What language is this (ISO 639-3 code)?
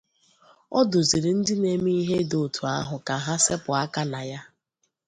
ibo